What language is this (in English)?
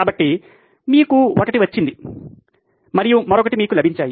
Telugu